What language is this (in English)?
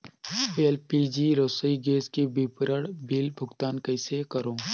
Chhattisgarhi